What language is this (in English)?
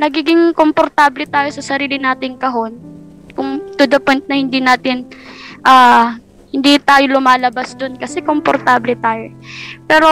Filipino